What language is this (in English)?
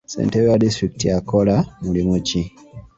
Ganda